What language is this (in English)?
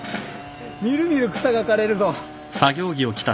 Japanese